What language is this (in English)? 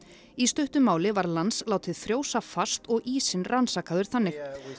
Icelandic